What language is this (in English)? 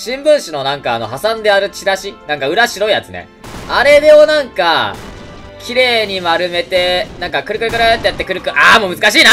Japanese